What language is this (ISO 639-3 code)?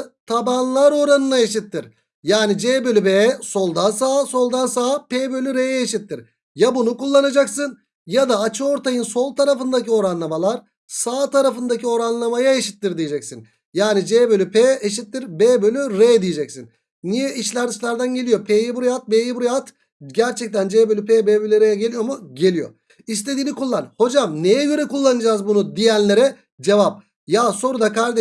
tur